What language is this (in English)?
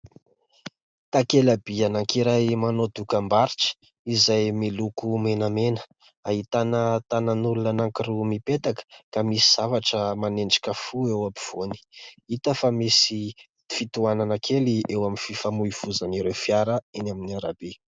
Malagasy